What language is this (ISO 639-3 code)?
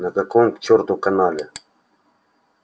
rus